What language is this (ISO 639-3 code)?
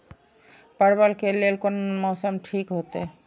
mai